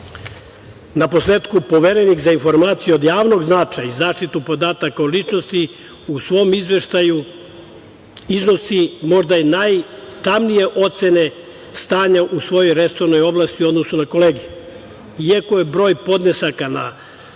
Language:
Serbian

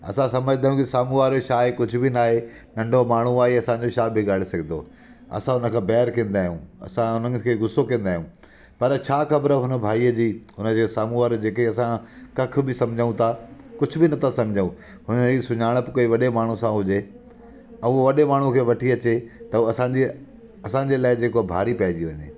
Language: Sindhi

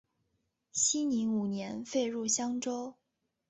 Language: Chinese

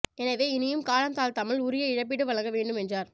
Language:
Tamil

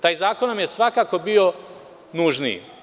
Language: Serbian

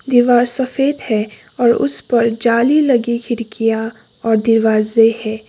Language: Hindi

